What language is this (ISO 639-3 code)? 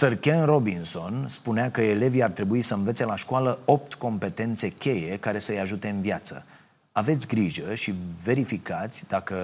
ron